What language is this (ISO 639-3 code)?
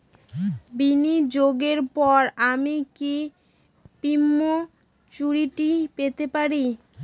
ben